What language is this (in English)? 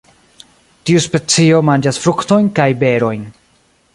Esperanto